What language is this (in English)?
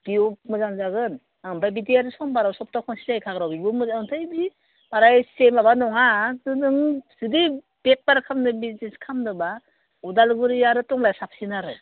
Bodo